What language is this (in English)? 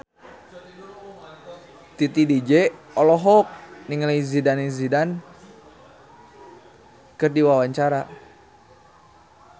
Sundanese